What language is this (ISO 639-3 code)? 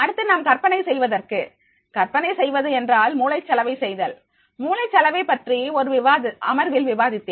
tam